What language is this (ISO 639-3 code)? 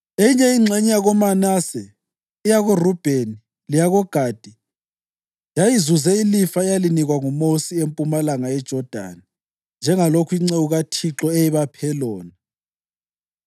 nde